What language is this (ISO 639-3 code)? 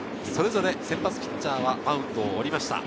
jpn